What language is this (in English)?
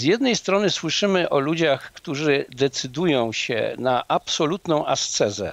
Polish